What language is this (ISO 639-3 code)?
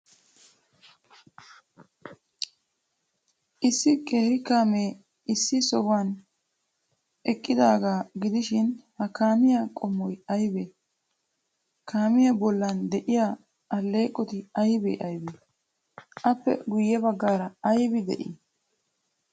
wal